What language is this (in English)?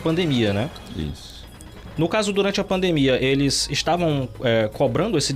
Portuguese